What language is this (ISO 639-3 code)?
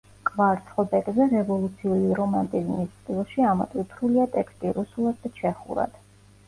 kat